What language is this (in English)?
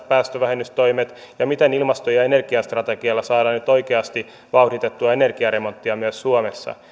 Finnish